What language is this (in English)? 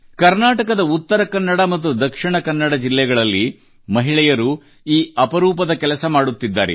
Kannada